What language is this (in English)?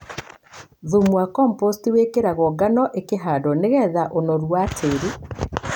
Kikuyu